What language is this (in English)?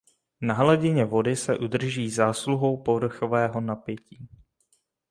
Czech